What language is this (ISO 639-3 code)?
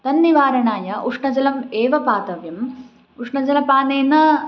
san